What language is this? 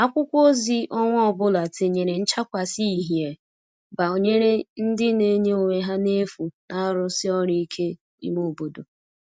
Igbo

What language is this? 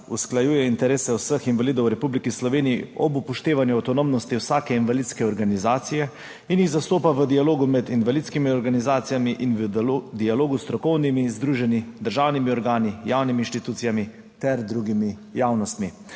Slovenian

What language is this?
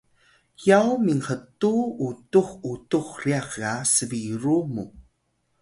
Atayal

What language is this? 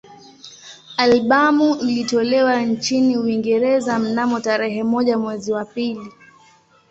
Swahili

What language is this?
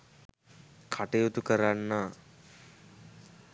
Sinhala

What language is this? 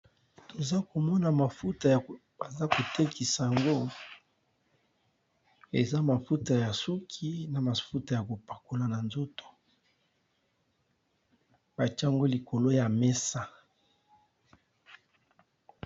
Lingala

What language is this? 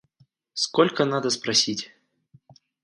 Russian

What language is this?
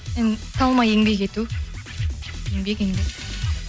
Kazakh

